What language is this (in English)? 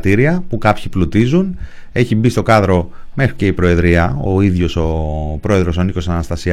Greek